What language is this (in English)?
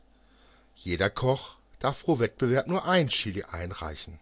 German